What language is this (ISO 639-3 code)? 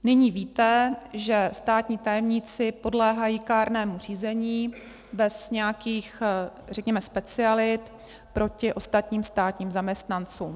ces